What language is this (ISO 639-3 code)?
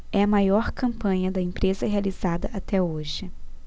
por